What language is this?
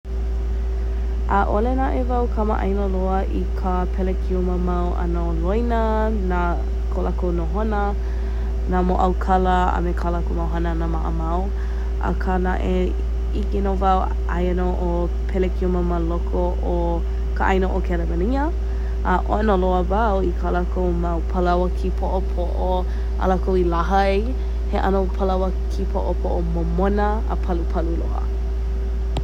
Hawaiian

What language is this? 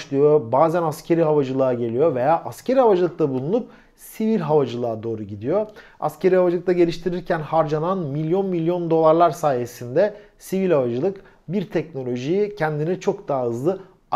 Turkish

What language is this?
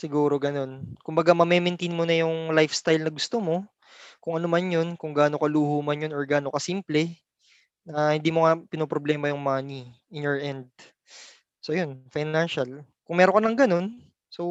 Filipino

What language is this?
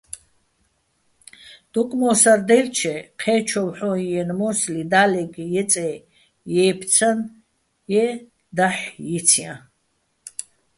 Bats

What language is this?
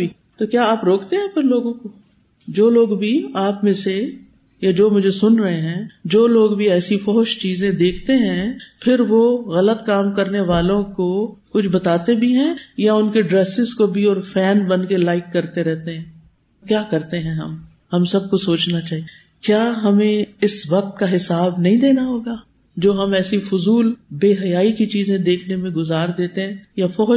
Urdu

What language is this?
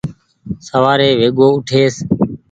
Goaria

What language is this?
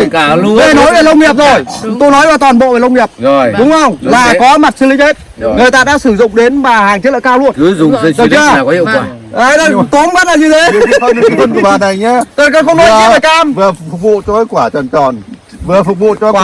Vietnamese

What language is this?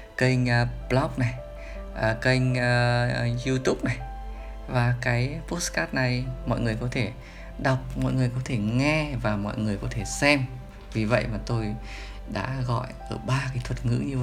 Vietnamese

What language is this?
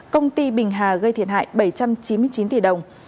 Vietnamese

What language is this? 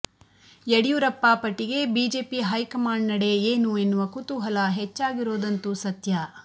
Kannada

